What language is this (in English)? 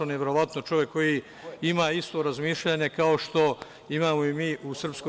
Serbian